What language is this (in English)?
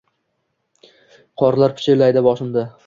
Uzbek